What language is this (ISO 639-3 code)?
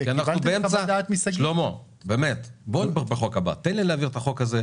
heb